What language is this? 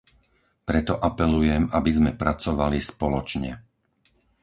Slovak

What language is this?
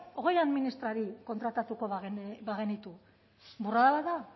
Basque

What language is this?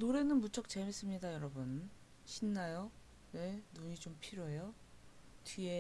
Korean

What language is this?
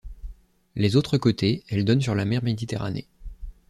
French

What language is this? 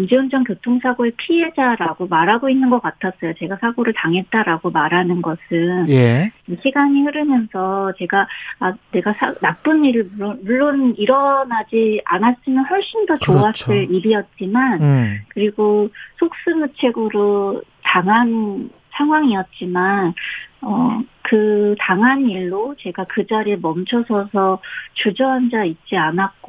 Korean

